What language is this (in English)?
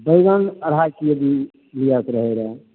Maithili